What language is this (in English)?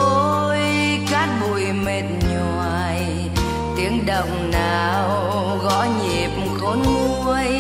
Vietnamese